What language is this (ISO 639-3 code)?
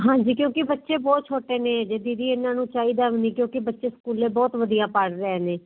pan